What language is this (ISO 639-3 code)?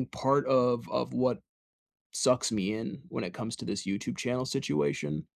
eng